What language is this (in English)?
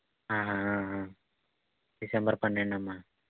Telugu